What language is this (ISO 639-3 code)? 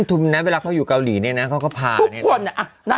tha